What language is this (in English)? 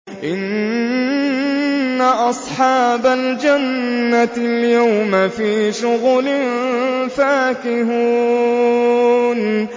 Arabic